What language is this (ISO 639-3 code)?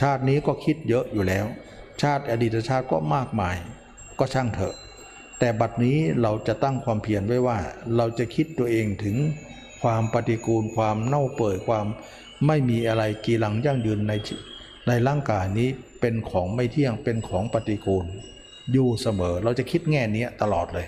tha